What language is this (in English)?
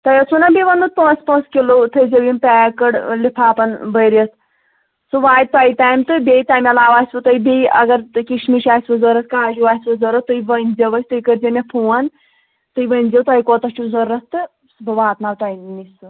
Kashmiri